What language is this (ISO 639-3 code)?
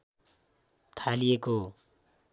nep